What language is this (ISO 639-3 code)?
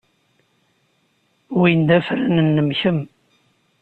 kab